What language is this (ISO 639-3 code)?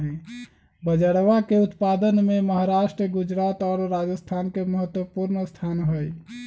mag